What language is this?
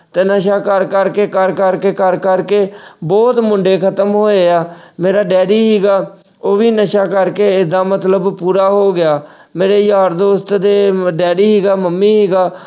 Punjabi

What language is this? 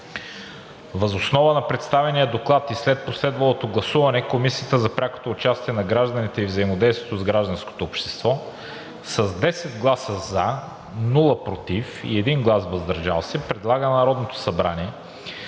Bulgarian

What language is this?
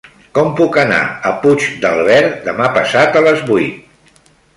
Catalan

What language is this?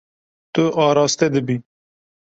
Kurdish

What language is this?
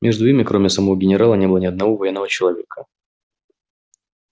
Russian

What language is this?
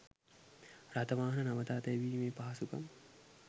Sinhala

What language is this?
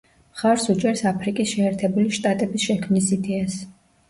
Georgian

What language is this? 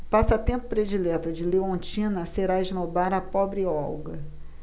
Portuguese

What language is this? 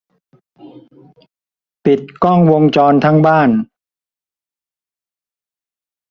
Thai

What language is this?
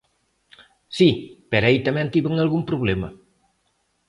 Galician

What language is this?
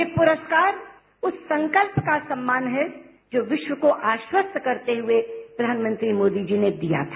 Hindi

